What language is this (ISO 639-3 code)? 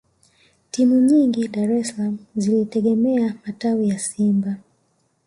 swa